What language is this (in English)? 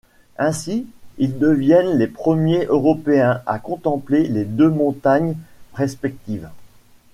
French